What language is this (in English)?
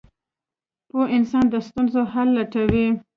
Pashto